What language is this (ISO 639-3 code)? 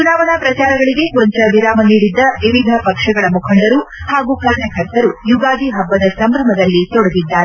kan